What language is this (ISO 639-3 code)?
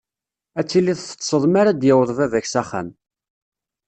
kab